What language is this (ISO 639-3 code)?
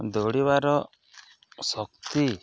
ori